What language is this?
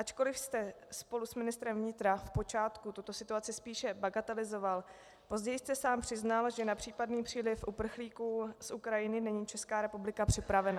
Czech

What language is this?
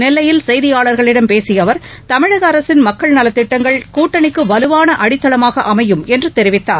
Tamil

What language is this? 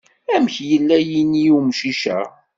Kabyle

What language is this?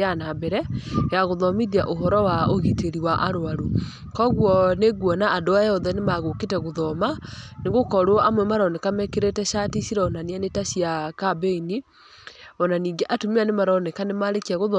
Kikuyu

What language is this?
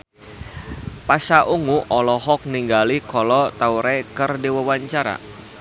Sundanese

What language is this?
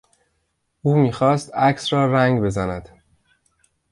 Persian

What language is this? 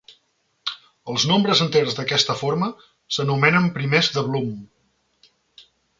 Catalan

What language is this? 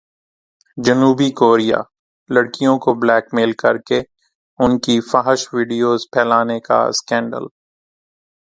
Urdu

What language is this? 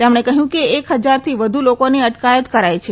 Gujarati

